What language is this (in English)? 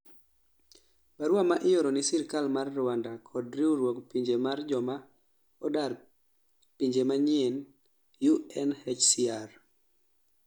Luo (Kenya and Tanzania)